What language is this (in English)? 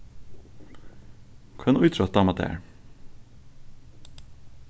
Faroese